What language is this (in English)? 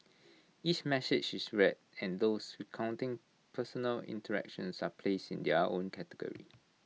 English